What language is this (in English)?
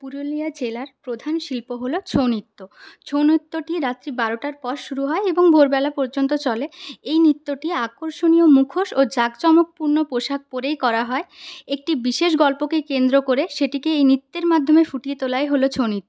Bangla